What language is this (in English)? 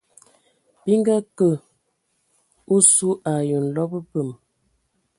Ewondo